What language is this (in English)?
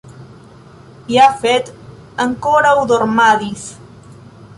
Esperanto